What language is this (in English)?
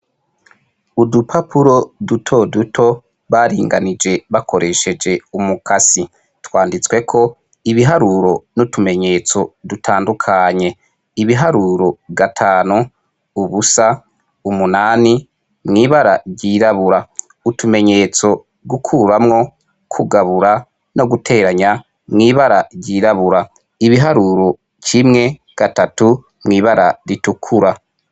Rundi